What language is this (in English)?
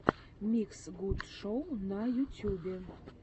Russian